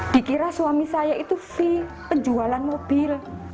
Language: Indonesian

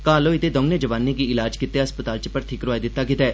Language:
Dogri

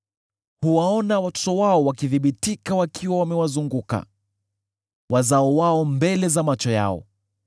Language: Swahili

